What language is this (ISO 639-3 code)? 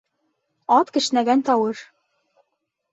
bak